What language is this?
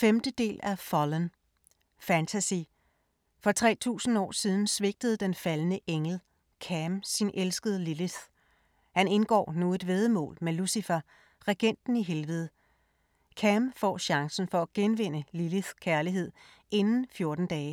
Danish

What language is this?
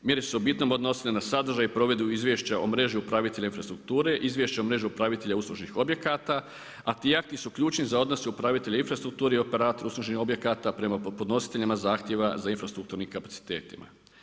Croatian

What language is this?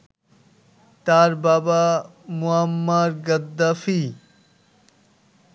Bangla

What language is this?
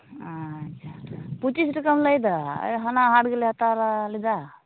Santali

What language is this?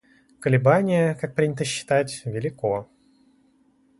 Russian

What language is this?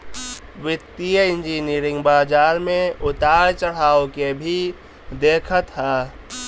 Bhojpuri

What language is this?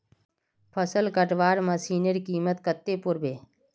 Magahi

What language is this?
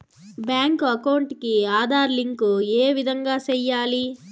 Telugu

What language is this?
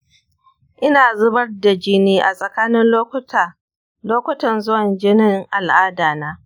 Hausa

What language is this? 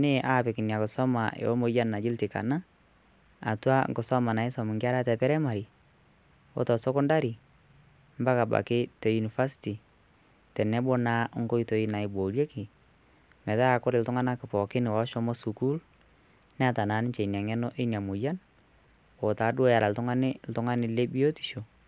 Masai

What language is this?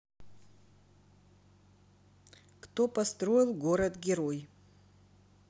Russian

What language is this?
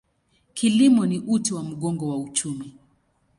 Swahili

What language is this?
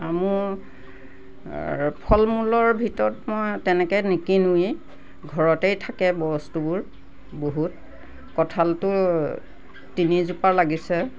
Assamese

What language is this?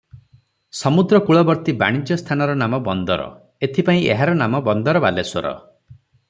Odia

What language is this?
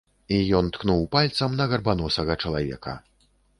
Belarusian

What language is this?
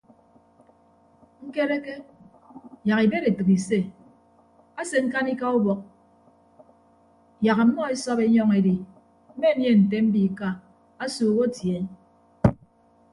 Ibibio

